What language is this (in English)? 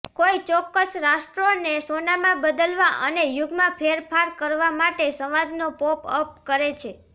Gujarati